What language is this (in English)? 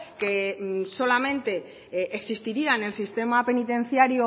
Spanish